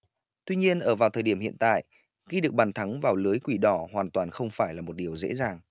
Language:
Vietnamese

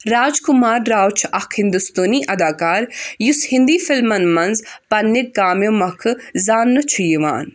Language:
Kashmiri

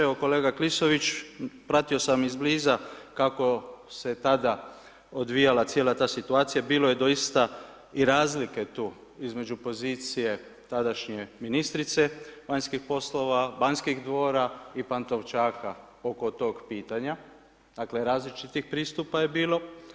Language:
Croatian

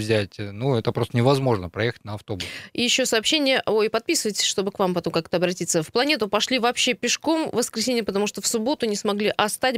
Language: Russian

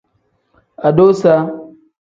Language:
Tem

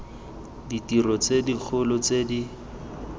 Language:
Tswana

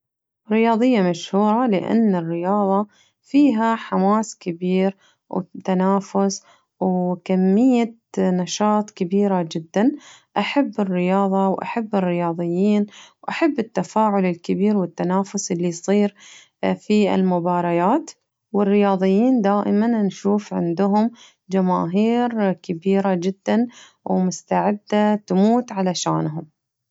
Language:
Najdi Arabic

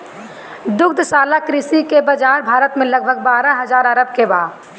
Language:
Bhojpuri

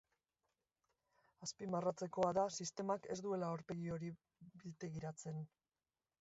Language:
Basque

